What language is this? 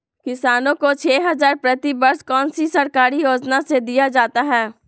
Magahi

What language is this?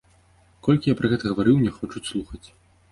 Belarusian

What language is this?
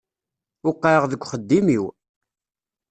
Kabyle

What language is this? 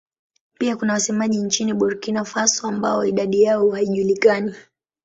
Swahili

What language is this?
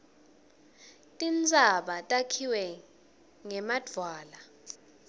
Swati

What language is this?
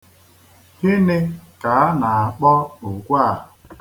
Igbo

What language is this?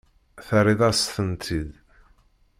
Kabyle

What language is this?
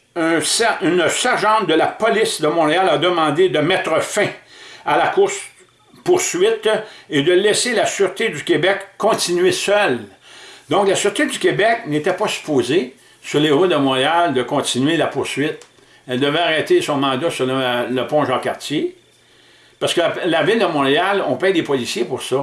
French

